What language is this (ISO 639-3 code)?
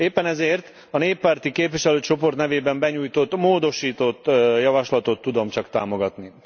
hun